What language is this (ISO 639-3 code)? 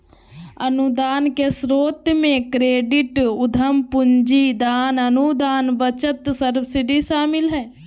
mag